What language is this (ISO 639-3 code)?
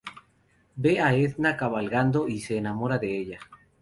spa